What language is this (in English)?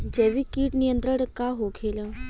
Bhojpuri